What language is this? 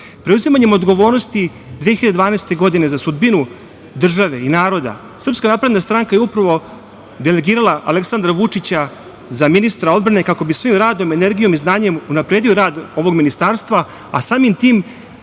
Serbian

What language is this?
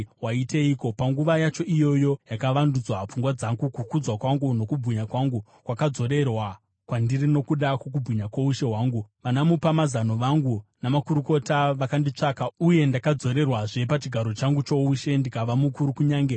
Shona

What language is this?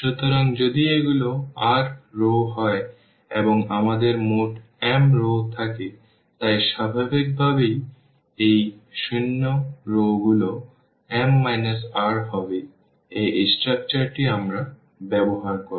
Bangla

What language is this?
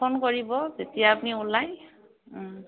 Assamese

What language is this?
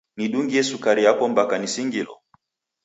Taita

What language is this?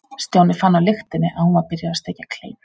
Icelandic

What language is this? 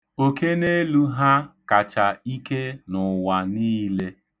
Igbo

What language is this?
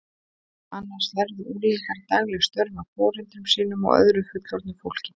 Icelandic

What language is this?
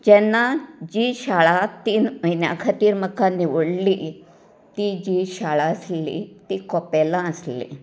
Konkani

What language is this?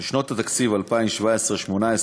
Hebrew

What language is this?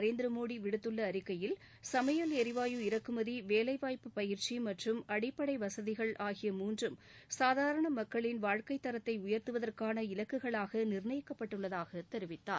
Tamil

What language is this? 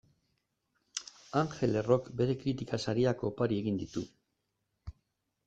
Basque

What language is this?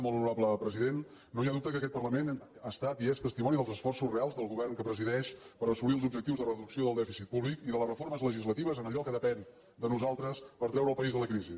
Catalan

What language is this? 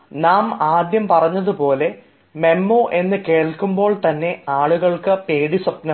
Malayalam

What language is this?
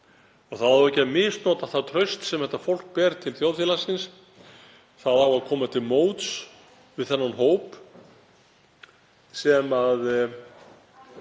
Icelandic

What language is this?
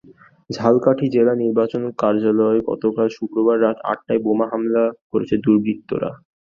Bangla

